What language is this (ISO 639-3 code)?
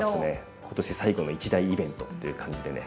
jpn